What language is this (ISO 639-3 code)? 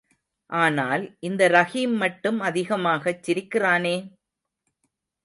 tam